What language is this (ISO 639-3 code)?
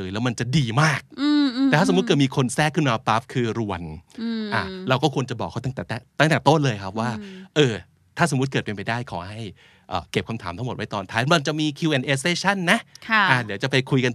tha